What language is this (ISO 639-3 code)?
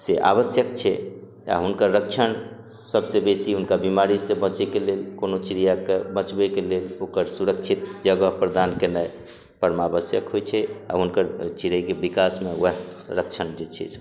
mai